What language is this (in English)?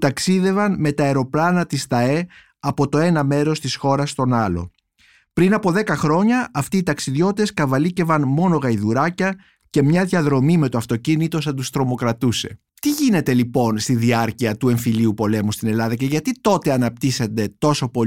Greek